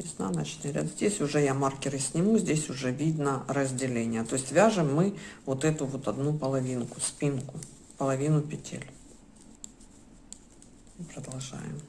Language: Russian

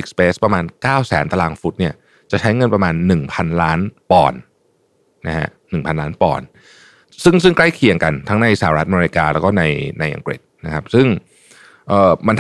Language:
Thai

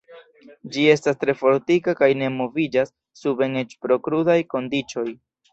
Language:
Esperanto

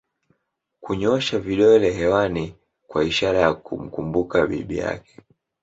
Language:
Swahili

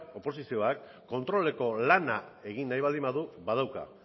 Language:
Basque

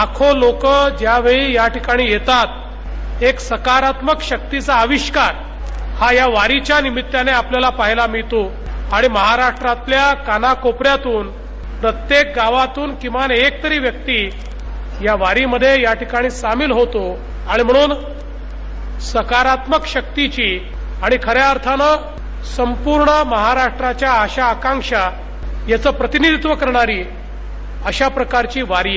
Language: Marathi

